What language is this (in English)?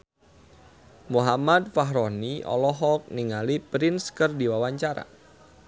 Sundanese